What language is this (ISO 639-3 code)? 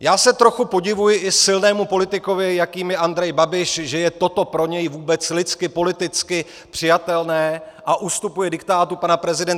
ces